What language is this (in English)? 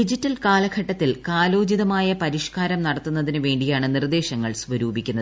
Malayalam